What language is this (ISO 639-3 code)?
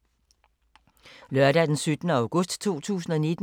dan